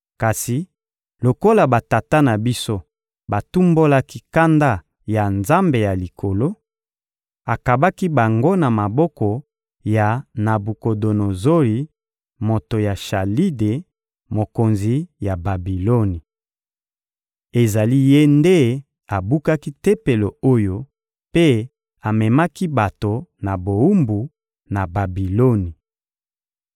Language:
Lingala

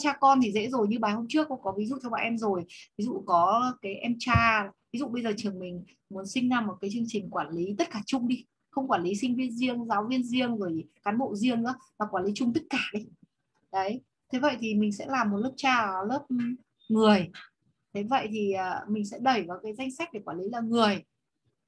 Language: Vietnamese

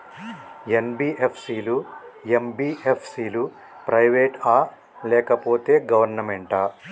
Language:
Telugu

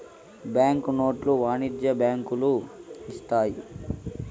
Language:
Telugu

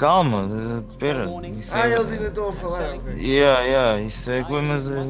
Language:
Portuguese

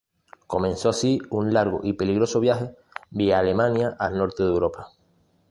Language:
Spanish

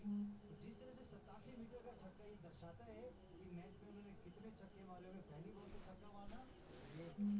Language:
Bangla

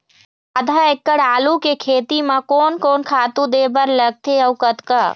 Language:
Chhattisgarhi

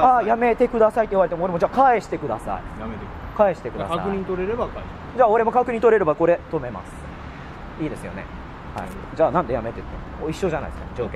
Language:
Japanese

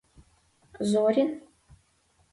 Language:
Mari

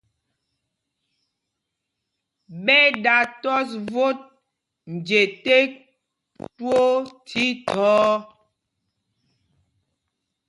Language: Mpumpong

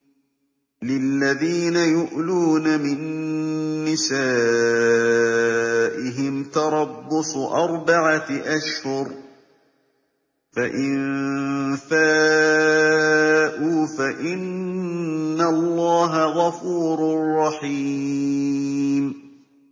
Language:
Arabic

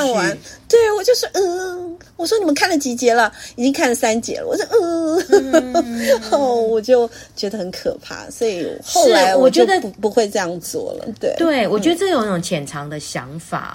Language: Chinese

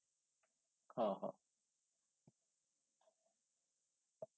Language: Bangla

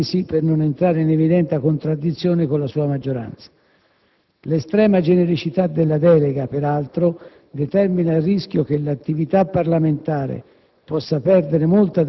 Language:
Italian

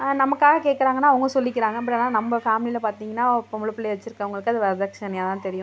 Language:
Tamil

